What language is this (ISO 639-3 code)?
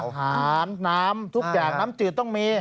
tha